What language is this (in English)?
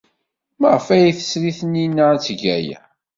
Kabyle